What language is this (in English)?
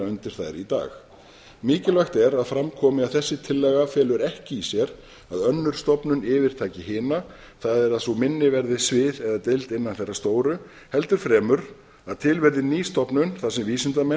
Icelandic